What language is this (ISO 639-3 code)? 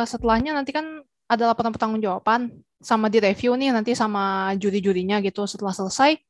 ind